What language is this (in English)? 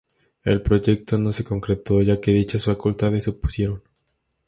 Spanish